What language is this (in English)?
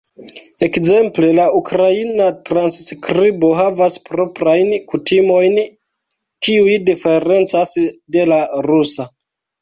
Esperanto